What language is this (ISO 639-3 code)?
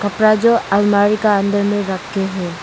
hin